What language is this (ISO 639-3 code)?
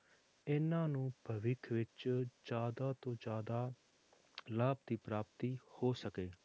pan